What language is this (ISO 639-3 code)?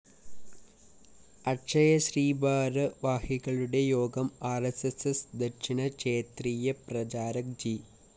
mal